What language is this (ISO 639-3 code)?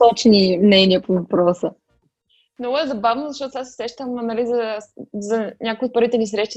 bul